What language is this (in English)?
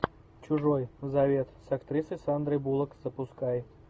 Russian